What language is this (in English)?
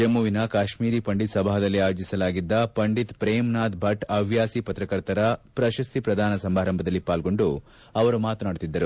Kannada